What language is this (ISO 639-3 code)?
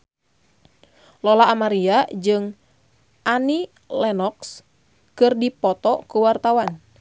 sun